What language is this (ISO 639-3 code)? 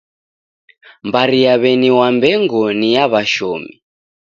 dav